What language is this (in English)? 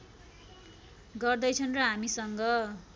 Nepali